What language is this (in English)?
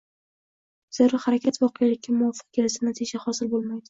Uzbek